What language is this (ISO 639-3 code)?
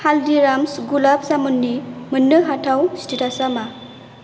brx